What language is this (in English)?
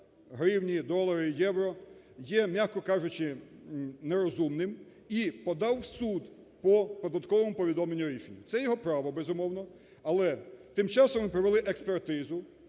Ukrainian